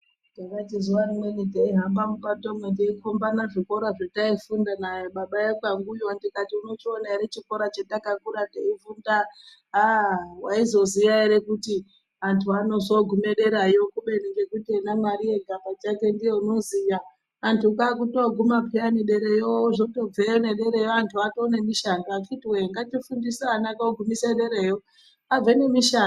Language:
Ndau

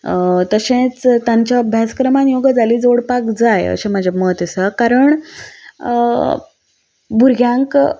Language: Konkani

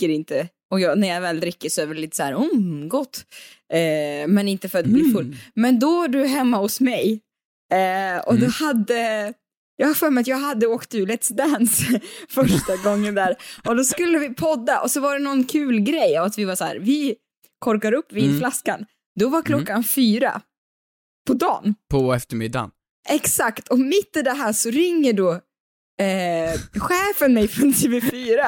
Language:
Swedish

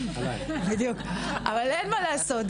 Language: Hebrew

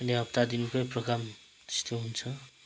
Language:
Nepali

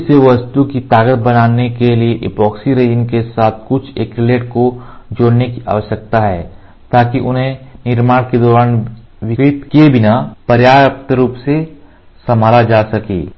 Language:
Hindi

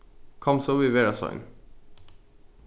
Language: Faroese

